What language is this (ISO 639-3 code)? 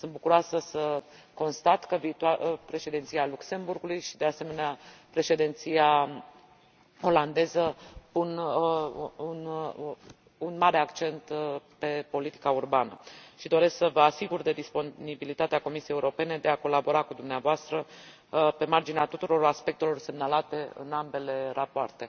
ron